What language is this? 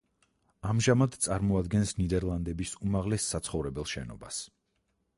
Georgian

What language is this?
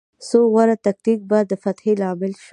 Pashto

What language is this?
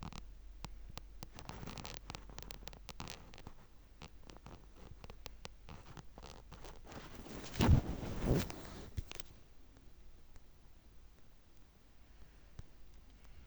Masai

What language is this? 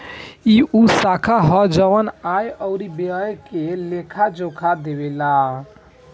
Bhojpuri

